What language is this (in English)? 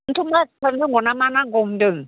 Bodo